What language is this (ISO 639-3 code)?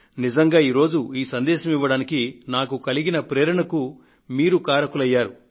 tel